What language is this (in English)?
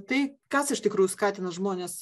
Lithuanian